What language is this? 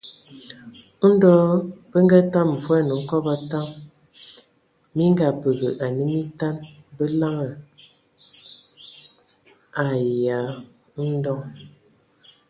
Ewondo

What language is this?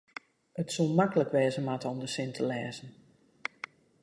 Western Frisian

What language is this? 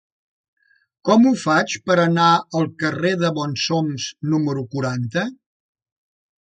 Catalan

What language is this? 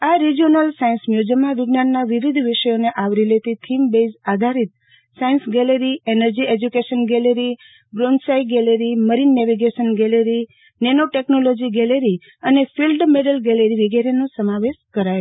Gujarati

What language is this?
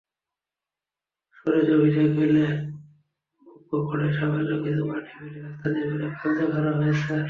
Bangla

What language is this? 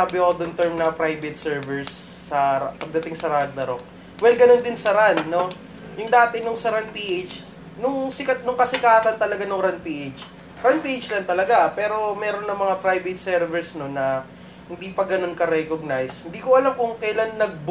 Filipino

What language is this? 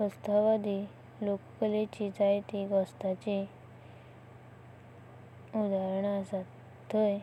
Konkani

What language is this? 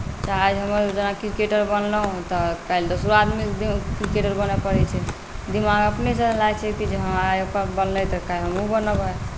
Maithili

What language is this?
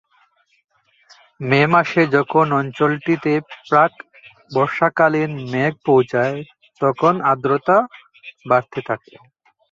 Bangla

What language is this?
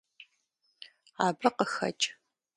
Kabardian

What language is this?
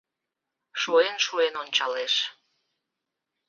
Mari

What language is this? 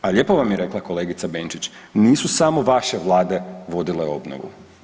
Croatian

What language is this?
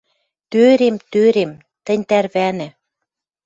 Western Mari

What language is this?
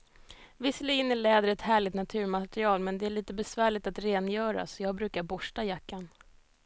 Swedish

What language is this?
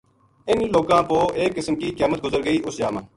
Gujari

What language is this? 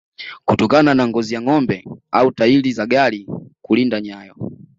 Swahili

